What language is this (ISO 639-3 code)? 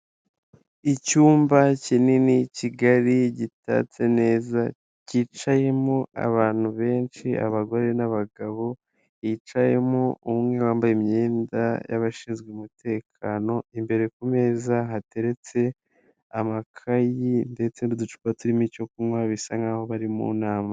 kin